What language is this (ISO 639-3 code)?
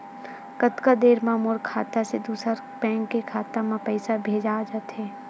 hne